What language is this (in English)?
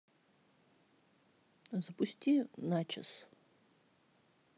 Russian